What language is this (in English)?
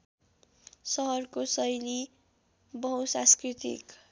Nepali